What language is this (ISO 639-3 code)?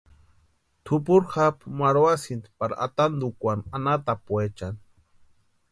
pua